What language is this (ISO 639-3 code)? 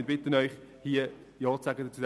gsw